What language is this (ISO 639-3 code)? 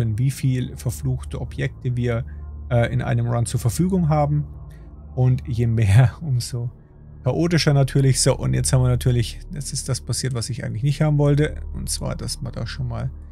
deu